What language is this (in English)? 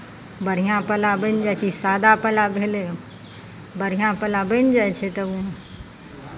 Maithili